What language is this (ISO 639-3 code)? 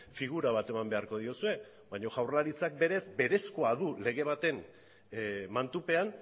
eus